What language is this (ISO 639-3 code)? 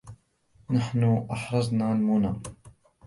ara